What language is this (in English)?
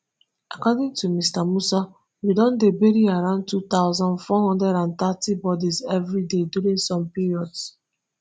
Nigerian Pidgin